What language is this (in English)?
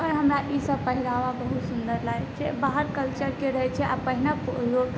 Maithili